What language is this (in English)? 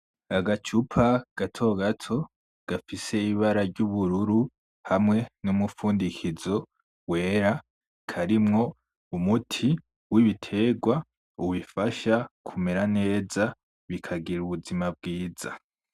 Rundi